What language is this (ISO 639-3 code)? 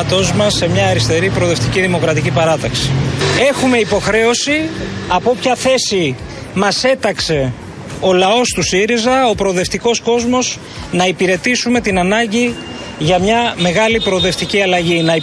ell